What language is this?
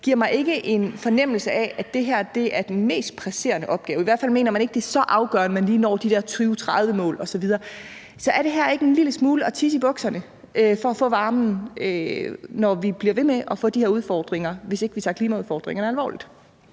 Danish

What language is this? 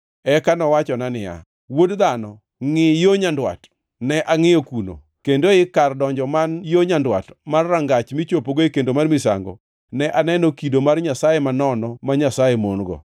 Luo (Kenya and Tanzania)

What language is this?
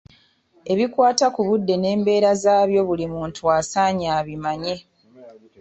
Ganda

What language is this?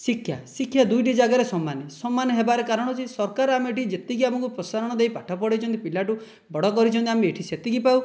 Odia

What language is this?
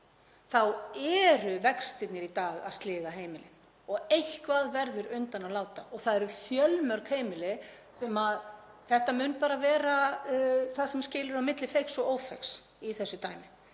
Icelandic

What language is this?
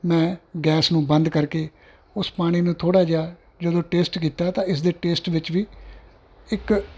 Punjabi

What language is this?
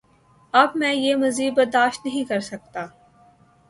Urdu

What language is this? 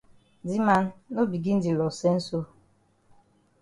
Cameroon Pidgin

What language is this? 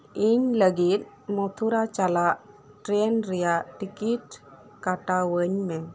Santali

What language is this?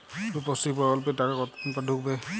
Bangla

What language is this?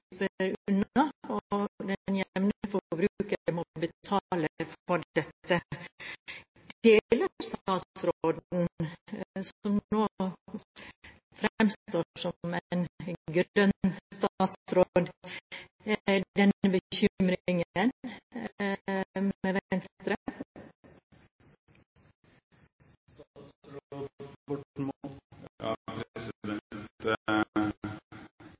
Norwegian Bokmål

